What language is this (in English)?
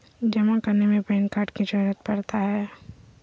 Magahi